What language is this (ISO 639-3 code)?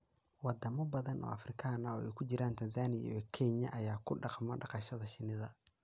som